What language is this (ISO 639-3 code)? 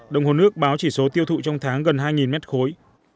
vie